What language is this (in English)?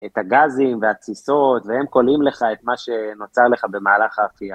Hebrew